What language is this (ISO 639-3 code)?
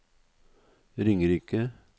nor